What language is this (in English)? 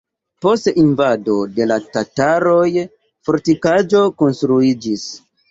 Esperanto